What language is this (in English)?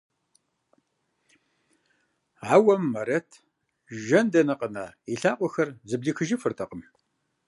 Kabardian